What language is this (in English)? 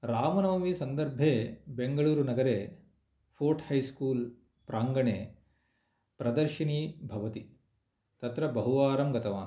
Sanskrit